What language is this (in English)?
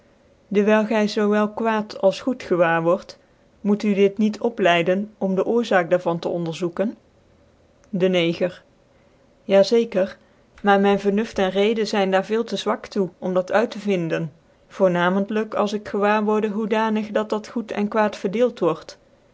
Dutch